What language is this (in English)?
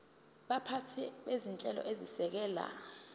Zulu